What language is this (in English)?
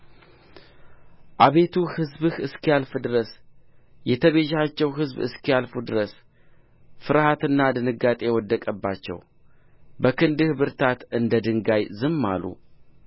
Amharic